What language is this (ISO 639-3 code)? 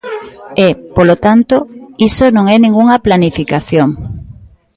glg